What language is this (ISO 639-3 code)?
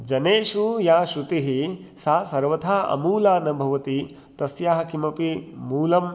san